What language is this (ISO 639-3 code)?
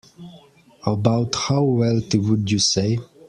eng